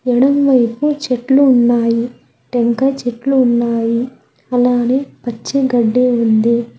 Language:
Telugu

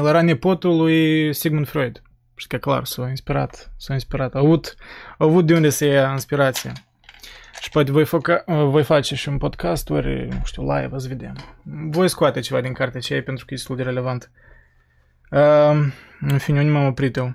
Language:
Romanian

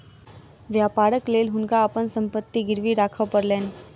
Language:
Maithili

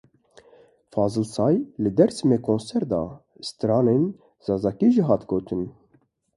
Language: Kurdish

